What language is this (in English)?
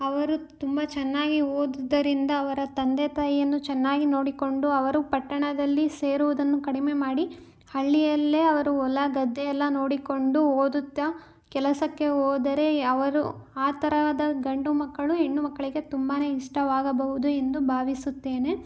Kannada